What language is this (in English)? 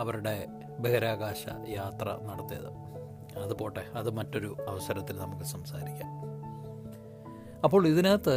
Malayalam